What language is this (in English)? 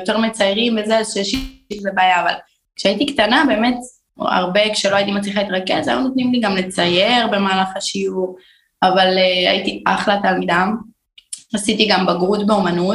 Hebrew